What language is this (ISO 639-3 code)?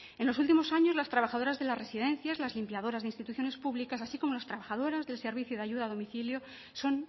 spa